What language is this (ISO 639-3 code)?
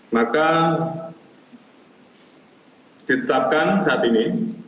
ind